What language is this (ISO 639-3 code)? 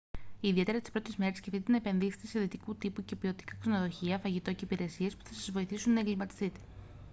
ell